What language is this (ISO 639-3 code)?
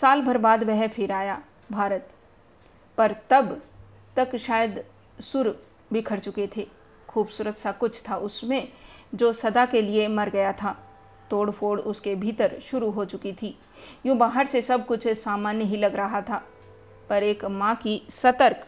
hin